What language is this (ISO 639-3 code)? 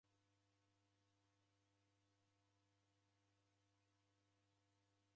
dav